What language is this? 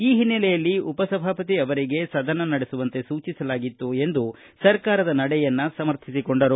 Kannada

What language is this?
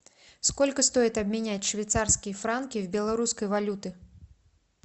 Russian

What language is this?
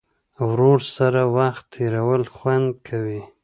Pashto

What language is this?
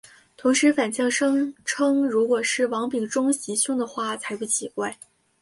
Chinese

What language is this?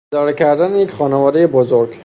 Persian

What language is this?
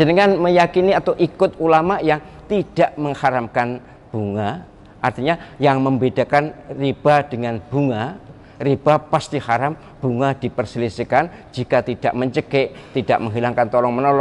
Indonesian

